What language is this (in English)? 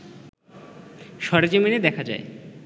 Bangla